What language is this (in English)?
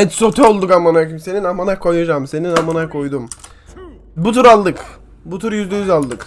Turkish